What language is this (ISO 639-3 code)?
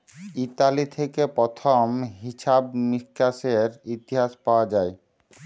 ben